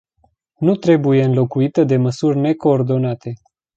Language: Romanian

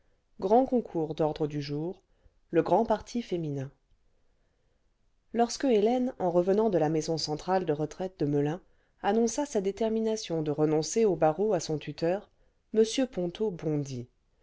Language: French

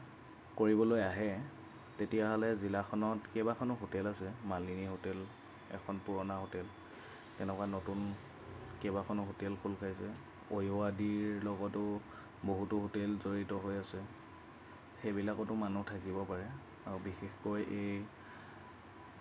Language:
Assamese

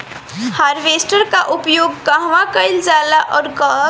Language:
Bhojpuri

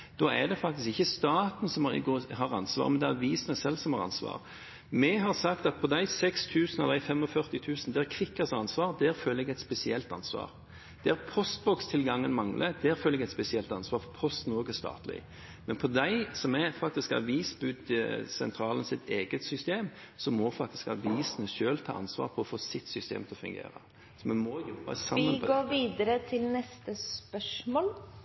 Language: Norwegian Bokmål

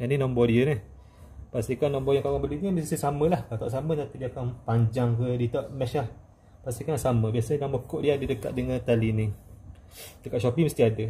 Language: Malay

